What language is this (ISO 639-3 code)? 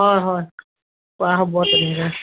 asm